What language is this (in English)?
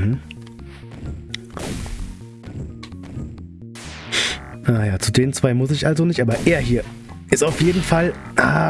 German